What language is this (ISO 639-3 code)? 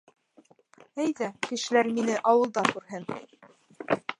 bak